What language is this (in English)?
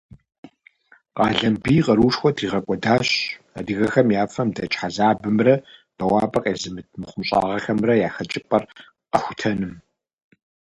Kabardian